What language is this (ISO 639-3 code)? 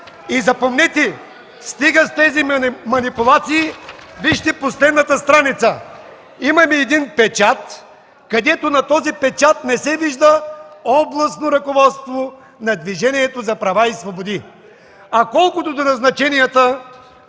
bul